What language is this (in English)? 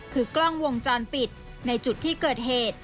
Thai